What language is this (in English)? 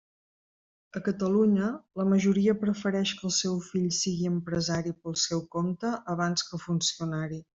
Catalan